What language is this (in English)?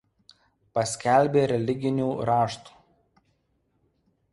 Lithuanian